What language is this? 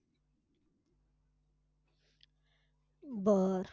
Marathi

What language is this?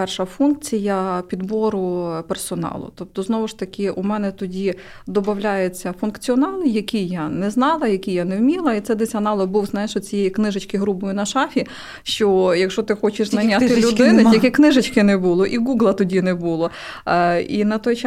Ukrainian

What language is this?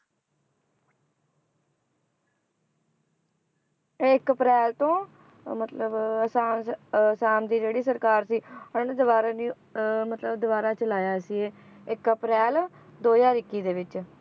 Punjabi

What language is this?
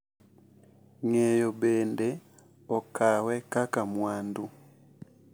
Luo (Kenya and Tanzania)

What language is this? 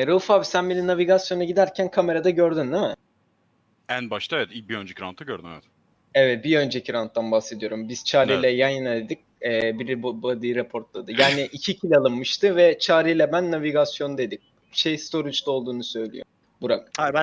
Turkish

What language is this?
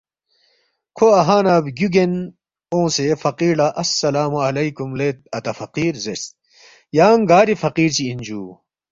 Balti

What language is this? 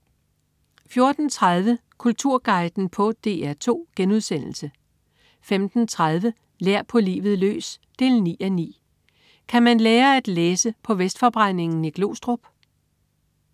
Danish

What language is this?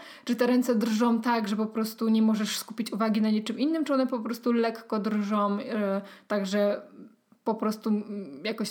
Polish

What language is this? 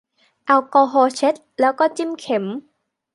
Thai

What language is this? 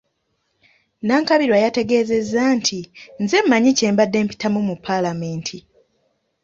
Ganda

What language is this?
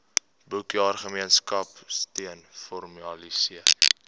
Afrikaans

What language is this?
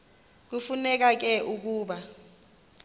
Xhosa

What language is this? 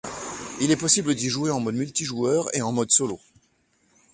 French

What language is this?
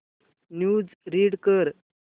Marathi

